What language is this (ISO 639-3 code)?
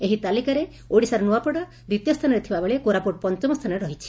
ori